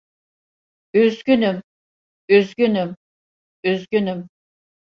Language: Turkish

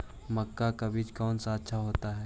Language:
Magahi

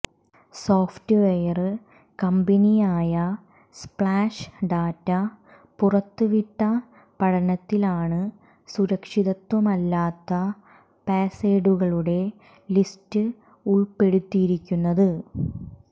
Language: Malayalam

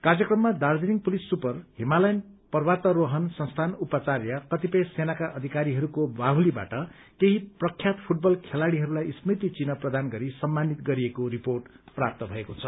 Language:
Nepali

